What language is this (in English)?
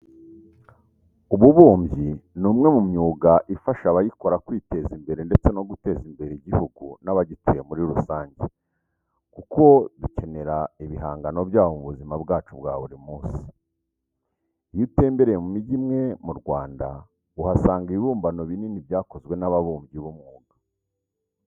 Kinyarwanda